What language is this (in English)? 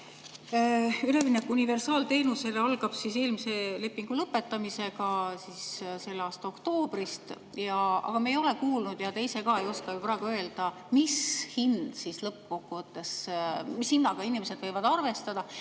Estonian